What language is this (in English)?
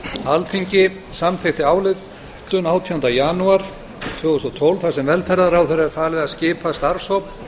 Icelandic